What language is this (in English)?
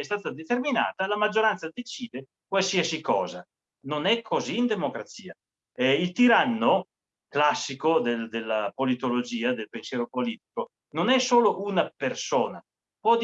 Italian